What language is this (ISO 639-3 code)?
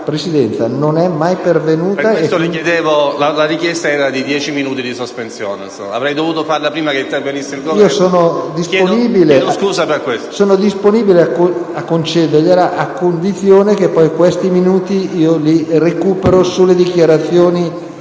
ita